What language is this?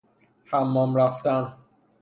Persian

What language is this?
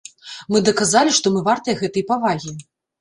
Belarusian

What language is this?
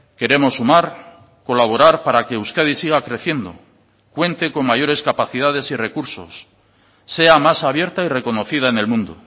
Spanish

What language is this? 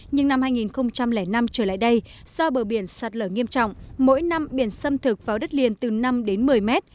Vietnamese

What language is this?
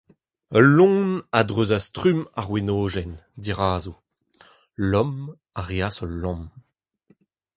Breton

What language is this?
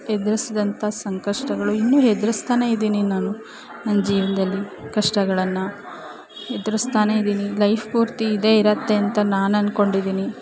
Kannada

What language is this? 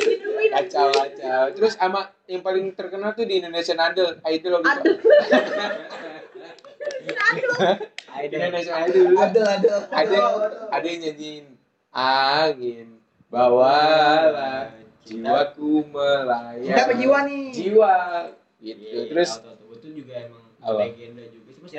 Indonesian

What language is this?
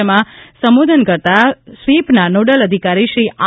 Gujarati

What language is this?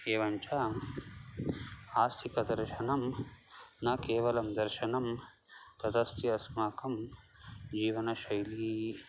Sanskrit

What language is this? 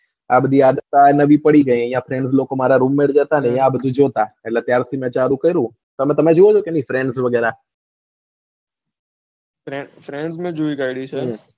Gujarati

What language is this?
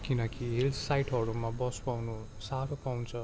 Nepali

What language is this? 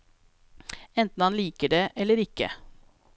Norwegian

